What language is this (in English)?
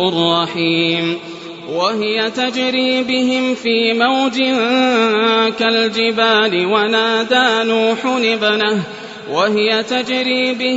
Arabic